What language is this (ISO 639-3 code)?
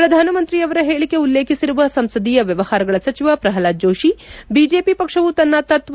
kan